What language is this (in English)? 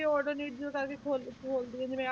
Punjabi